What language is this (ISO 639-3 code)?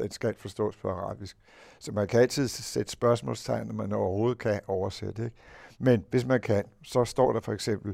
dan